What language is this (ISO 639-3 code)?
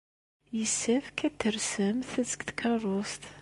kab